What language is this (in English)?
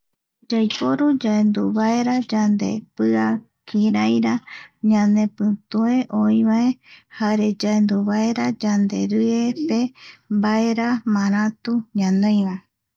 Eastern Bolivian Guaraní